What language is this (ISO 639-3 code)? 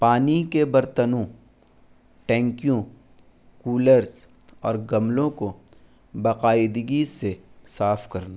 urd